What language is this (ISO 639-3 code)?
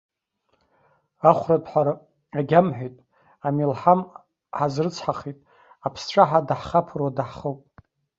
abk